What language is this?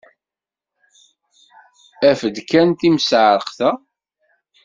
Kabyle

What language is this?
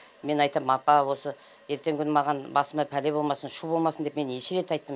Kazakh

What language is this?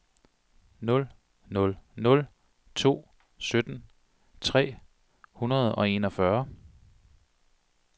Danish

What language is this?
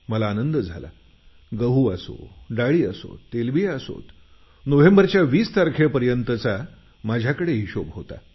Marathi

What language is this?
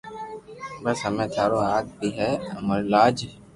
Loarki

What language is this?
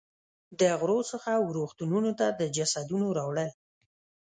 Pashto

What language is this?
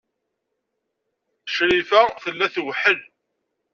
Kabyle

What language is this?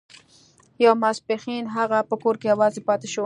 Pashto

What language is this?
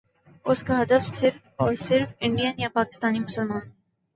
Urdu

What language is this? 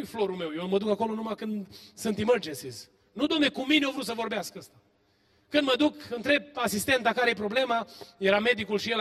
Romanian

